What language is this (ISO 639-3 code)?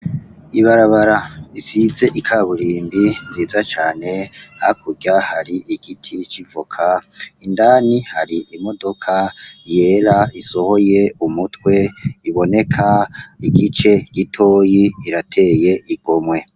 run